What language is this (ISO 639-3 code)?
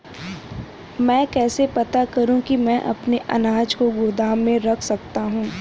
hin